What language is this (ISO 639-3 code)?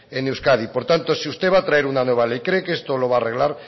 spa